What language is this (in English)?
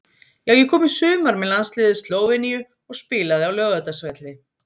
Icelandic